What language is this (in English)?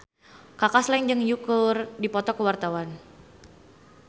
Sundanese